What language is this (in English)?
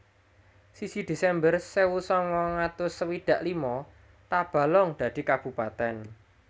Javanese